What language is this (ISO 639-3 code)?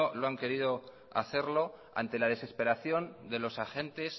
spa